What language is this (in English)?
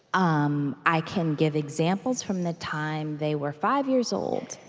English